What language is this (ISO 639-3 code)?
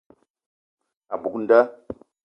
eto